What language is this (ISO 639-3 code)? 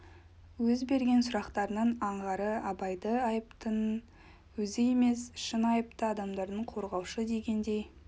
kaz